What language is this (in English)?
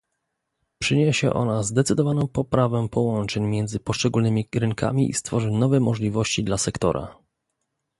Polish